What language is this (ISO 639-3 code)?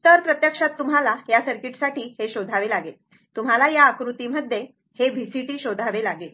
mar